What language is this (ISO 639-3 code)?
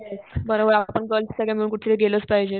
mar